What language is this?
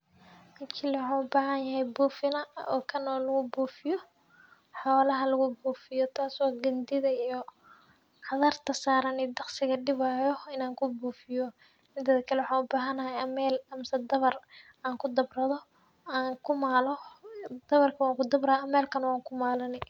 Somali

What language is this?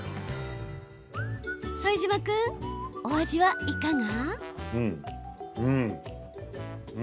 Japanese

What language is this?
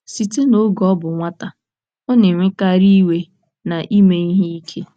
Igbo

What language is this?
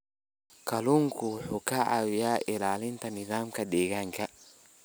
Somali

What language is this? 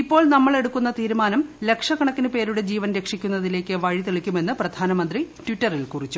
Malayalam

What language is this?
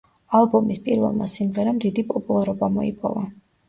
Georgian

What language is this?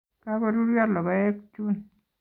Kalenjin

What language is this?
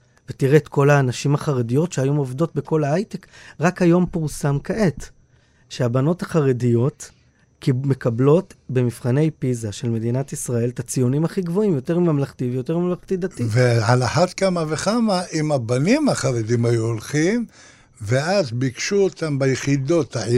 Hebrew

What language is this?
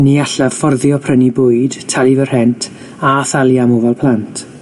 Welsh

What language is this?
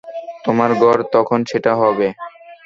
Bangla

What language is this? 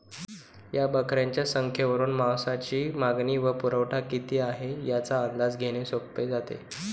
Marathi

